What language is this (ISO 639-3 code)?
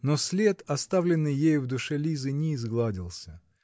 rus